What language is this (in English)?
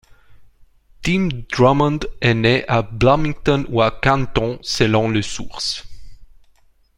French